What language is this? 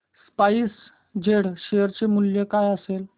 Marathi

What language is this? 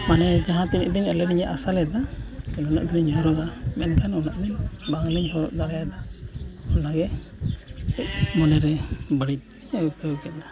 Santali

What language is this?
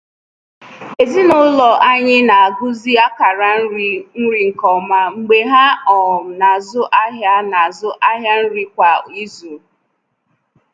Igbo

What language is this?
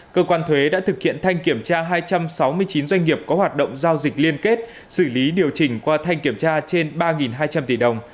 Vietnamese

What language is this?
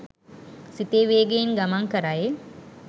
Sinhala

